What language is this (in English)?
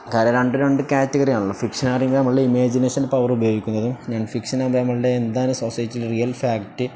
Malayalam